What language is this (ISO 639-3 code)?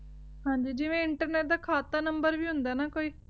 pan